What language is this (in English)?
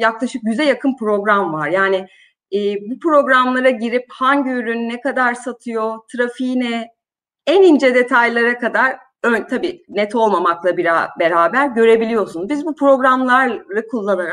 Turkish